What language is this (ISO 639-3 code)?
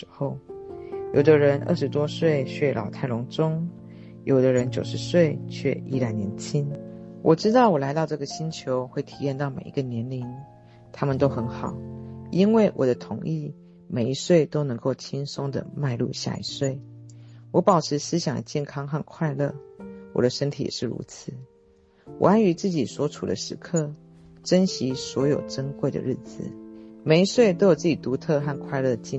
zho